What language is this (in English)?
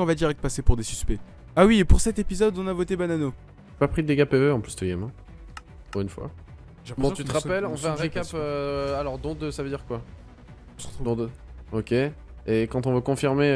French